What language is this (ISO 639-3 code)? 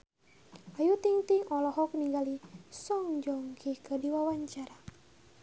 sun